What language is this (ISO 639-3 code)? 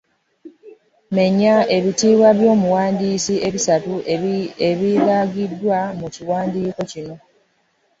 lug